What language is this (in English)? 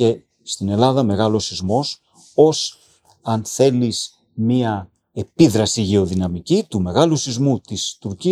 Greek